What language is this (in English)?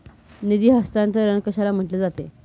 Marathi